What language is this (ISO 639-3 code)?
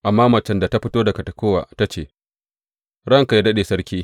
hau